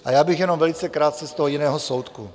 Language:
Czech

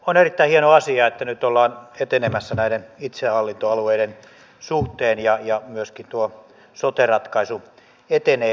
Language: Finnish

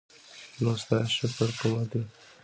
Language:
Pashto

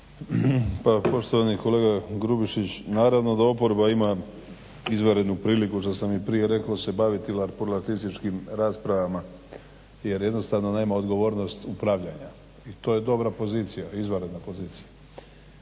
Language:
Croatian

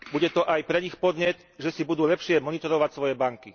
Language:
Slovak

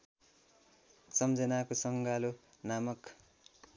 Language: Nepali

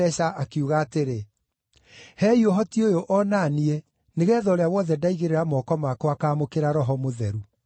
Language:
Kikuyu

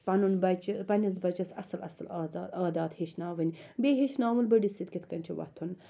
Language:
Kashmiri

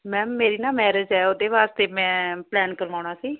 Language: Punjabi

